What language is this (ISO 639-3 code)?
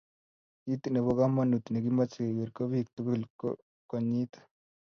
kln